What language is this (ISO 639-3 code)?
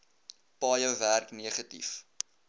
afr